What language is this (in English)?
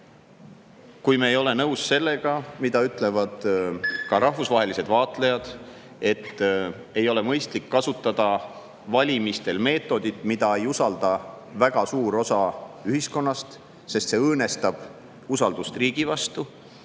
Estonian